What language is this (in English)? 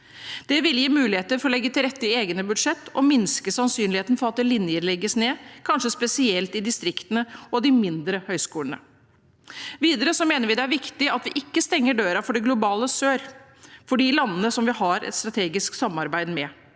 Norwegian